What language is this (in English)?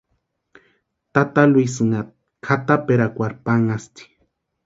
Western Highland Purepecha